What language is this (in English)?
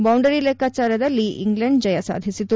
Kannada